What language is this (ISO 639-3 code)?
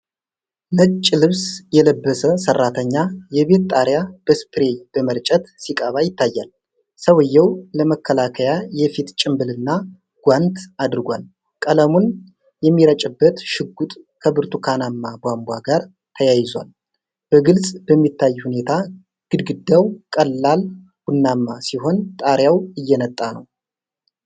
amh